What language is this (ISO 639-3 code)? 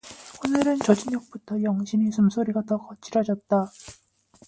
kor